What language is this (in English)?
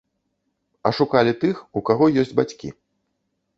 Belarusian